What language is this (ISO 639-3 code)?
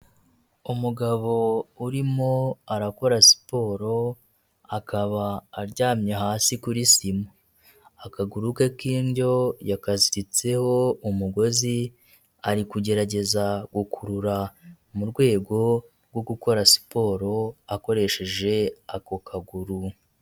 kin